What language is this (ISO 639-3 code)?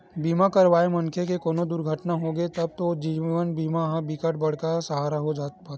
hne